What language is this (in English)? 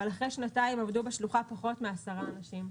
Hebrew